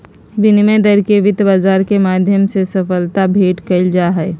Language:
Magahi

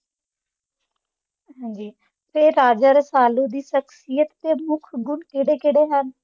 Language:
Punjabi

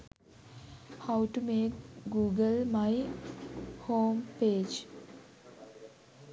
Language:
Sinhala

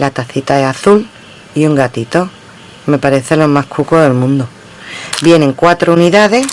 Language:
Spanish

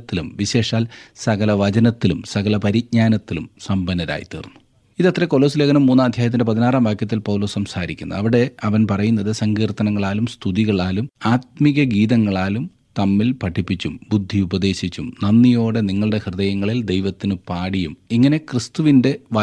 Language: Malayalam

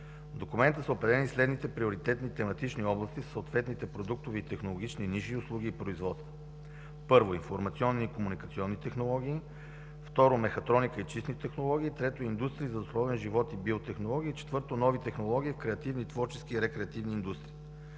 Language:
Bulgarian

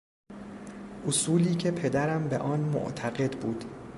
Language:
Persian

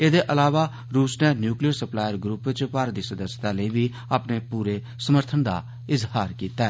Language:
Dogri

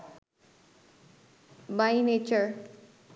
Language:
Bangla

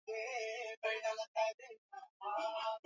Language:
Swahili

